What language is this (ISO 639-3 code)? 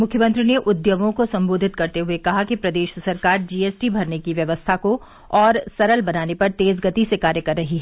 hin